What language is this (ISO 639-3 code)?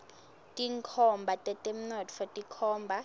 ssw